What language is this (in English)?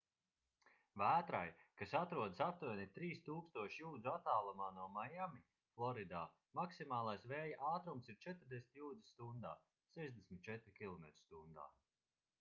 Latvian